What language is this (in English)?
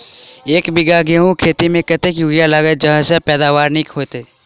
Maithili